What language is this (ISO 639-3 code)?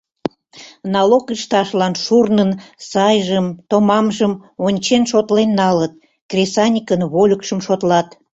chm